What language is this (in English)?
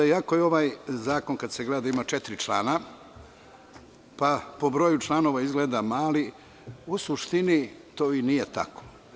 Serbian